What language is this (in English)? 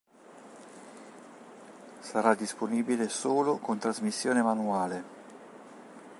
Italian